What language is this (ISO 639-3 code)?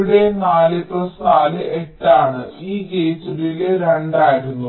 mal